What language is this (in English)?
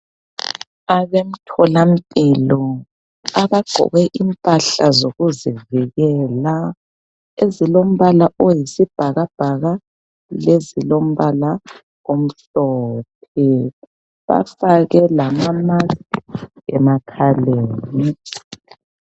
North Ndebele